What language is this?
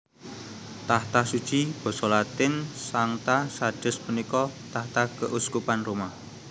Javanese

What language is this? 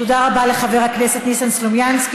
Hebrew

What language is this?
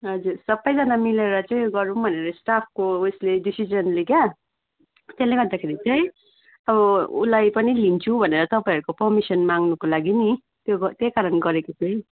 Nepali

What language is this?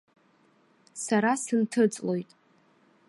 Abkhazian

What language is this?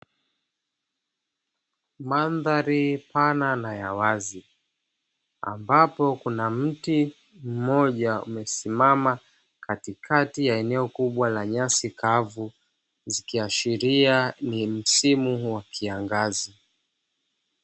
Swahili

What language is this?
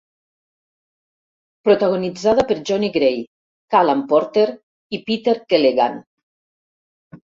Catalan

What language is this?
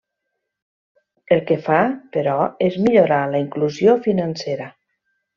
Catalan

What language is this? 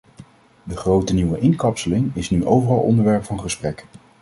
Dutch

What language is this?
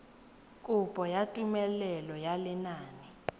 Tswana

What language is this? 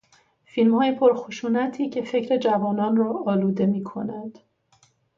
Persian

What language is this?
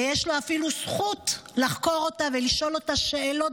Hebrew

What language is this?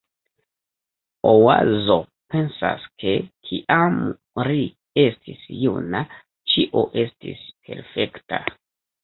Esperanto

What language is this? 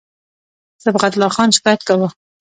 Pashto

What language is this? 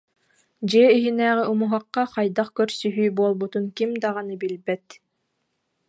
Yakut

